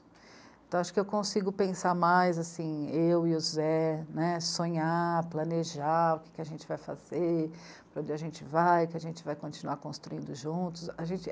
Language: Portuguese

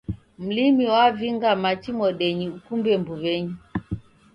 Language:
Taita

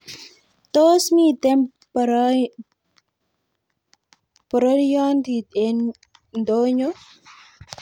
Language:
Kalenjin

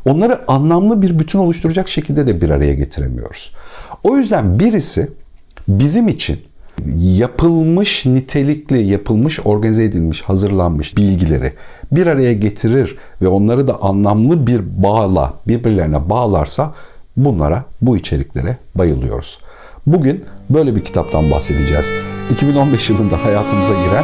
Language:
Turkish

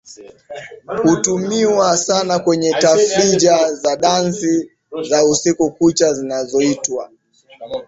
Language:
Swahili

